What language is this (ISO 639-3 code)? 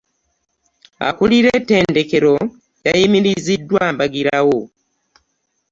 lug